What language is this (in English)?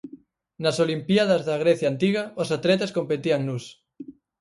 Galician